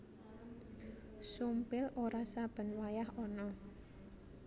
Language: Javanese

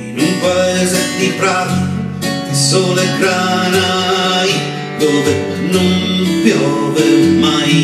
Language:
Italian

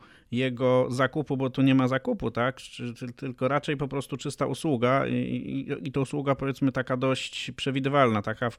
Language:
Polish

